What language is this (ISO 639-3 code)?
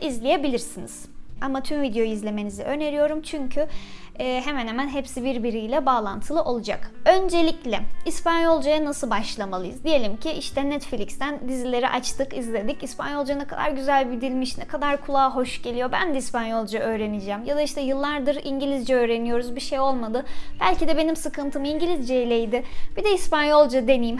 tur